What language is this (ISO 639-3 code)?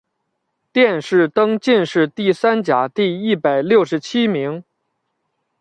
zho